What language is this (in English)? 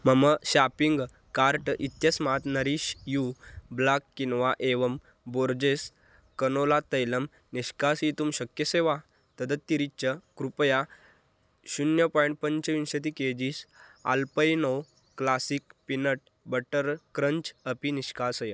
Sanskrit